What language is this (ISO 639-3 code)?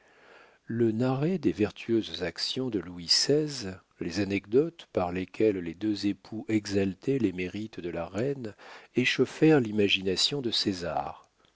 fra